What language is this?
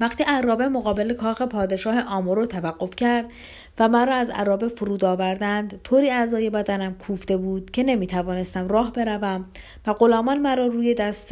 Persian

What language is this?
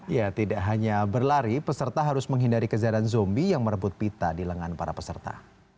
Indonesian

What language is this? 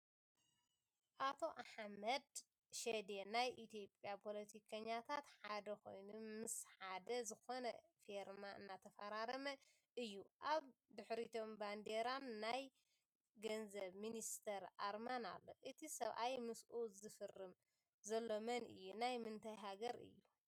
Tigrinya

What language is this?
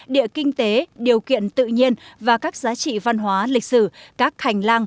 Vietnamese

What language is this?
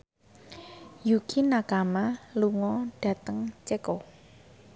Javanese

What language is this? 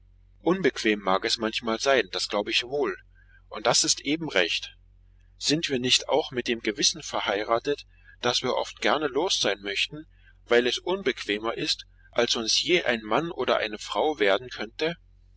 German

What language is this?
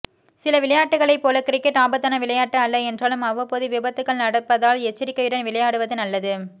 Tamil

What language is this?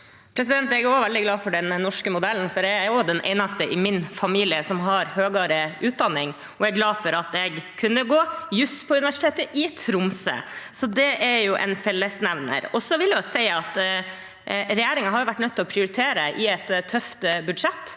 Norwegian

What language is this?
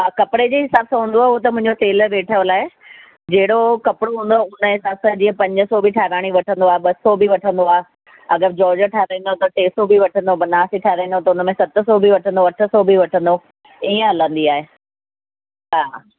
Sindhi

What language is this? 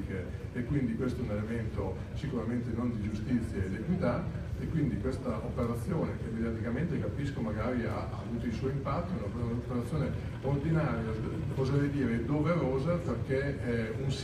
Italian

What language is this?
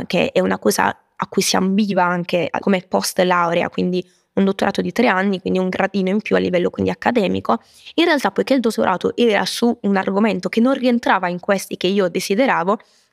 Italian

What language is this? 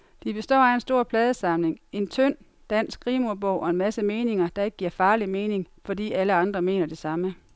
Danish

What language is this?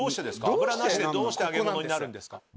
Japanese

